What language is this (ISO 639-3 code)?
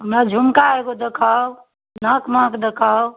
mai